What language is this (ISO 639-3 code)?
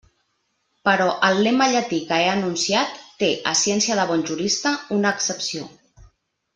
cat